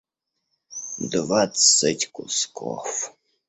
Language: Russian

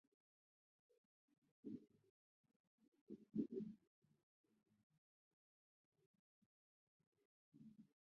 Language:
Chinese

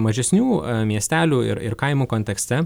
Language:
Lithuanian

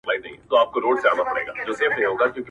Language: Pashto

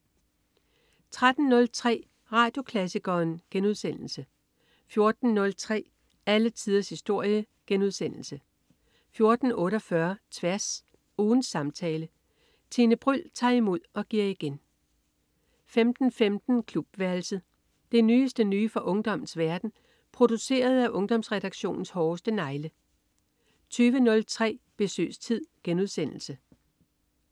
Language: Danish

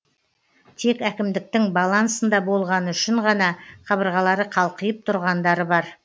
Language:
Kazakh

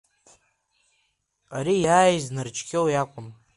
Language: Abkhazian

